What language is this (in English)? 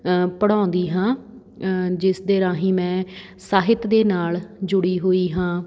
Punjabi